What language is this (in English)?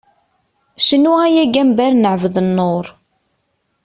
Kabyle